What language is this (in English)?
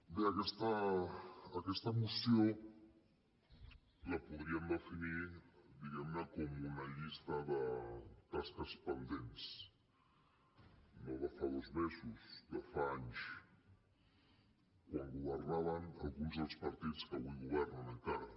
Catalan